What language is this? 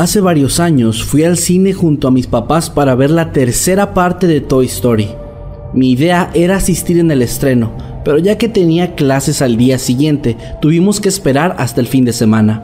Spanish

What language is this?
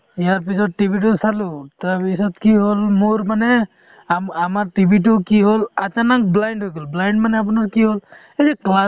Assamese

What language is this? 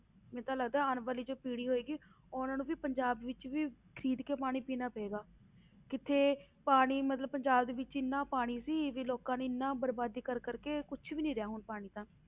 Punjabi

